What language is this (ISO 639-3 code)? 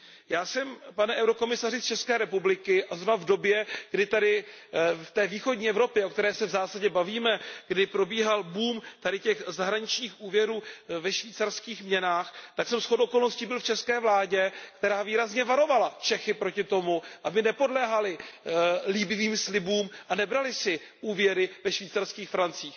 ces